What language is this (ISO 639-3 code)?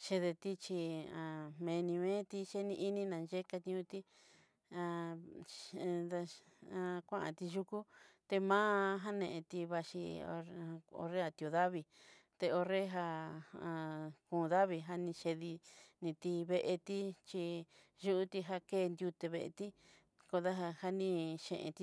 mxy